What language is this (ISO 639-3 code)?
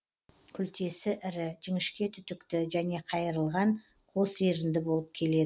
kaz